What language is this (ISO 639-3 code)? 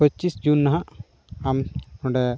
sat